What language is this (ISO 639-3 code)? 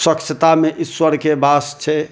mai